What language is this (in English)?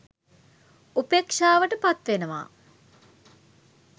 Sinhala